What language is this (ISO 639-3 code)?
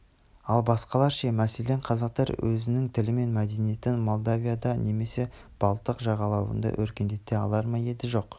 kaz